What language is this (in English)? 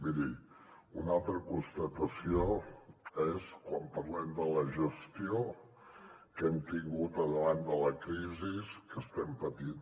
Catalan